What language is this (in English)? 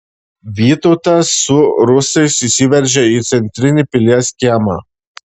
Lithuanian